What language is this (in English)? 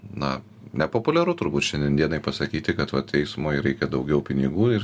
Lithuanian